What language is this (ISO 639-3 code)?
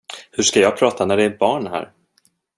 swe